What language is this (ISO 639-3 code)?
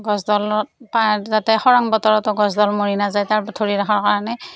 asm